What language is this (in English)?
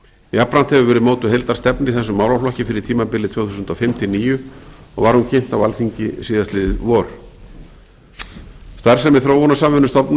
Icelandic